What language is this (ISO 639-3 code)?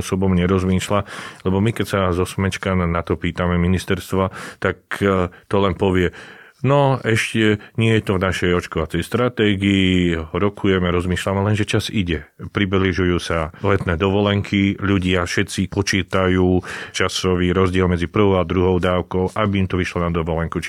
slk